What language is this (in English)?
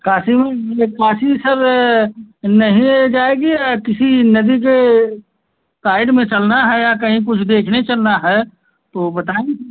Hindi